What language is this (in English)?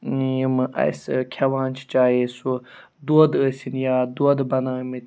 Kashmiri